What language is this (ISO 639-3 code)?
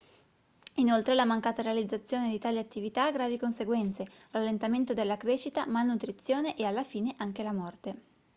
ita